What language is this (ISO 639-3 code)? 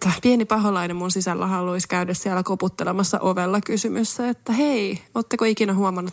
fin